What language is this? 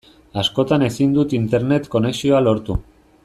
Basque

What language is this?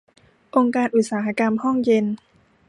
Thai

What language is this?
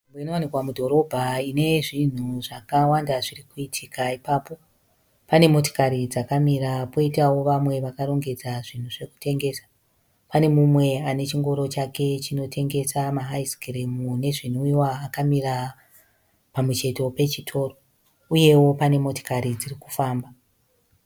Shona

